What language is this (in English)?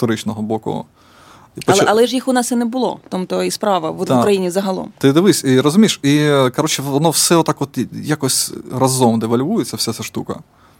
Ukrainian